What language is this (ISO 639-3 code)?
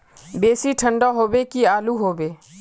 mag